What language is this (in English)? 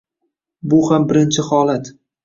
Uzbek